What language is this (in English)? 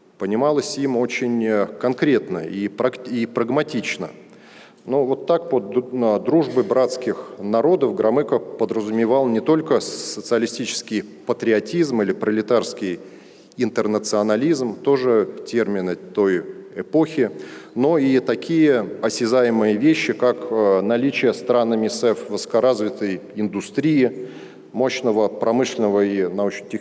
Russian